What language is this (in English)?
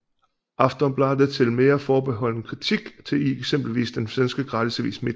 Danish